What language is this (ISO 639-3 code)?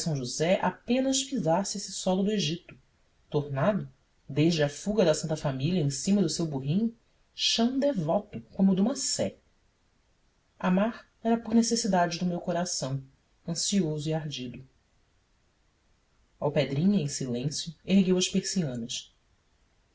por